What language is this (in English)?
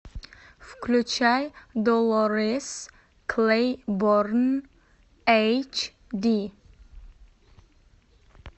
Russian